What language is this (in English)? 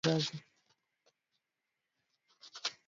Swahili